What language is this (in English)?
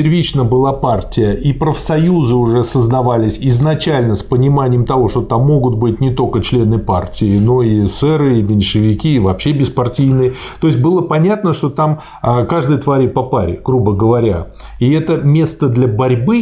Russian